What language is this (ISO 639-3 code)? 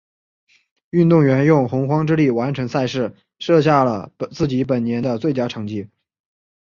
zho